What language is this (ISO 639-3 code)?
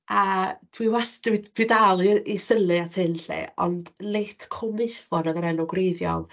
cym